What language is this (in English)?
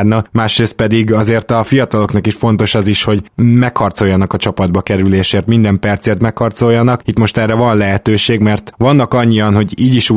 Hungarian